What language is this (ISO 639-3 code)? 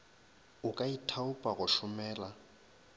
nso